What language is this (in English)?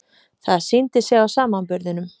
Icelandic